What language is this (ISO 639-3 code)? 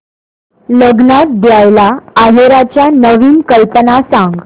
mar